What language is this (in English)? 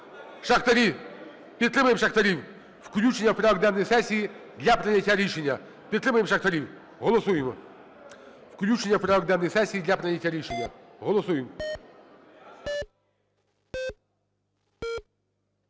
Ukrainian